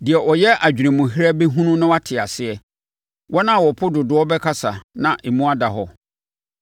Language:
Akan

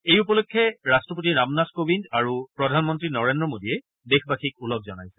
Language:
Assamese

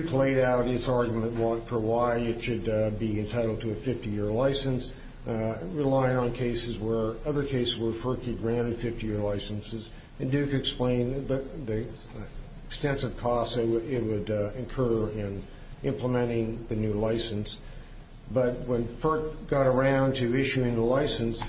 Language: English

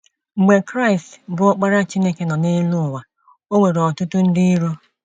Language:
Igbo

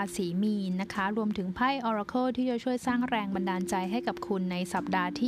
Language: Thai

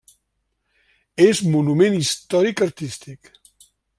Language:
Catalan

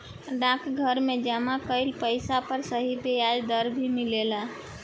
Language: Bhojpuri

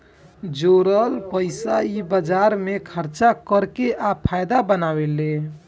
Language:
Bhojpuri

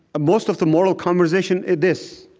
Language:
English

